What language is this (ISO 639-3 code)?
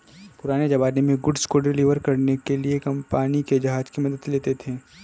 hin